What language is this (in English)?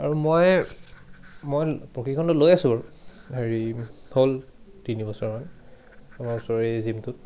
Assamese